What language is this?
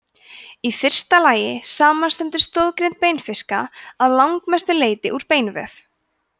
Icelandic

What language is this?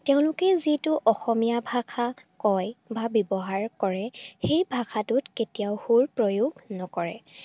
Assamese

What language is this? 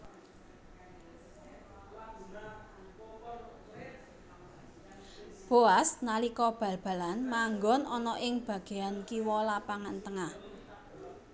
Javanese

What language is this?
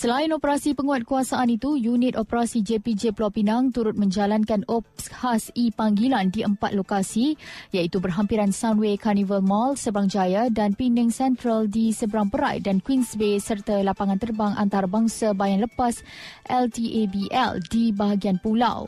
Malay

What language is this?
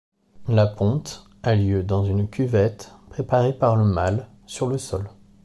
French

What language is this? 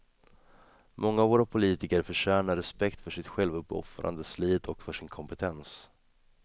Swedish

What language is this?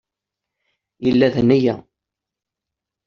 Kabyle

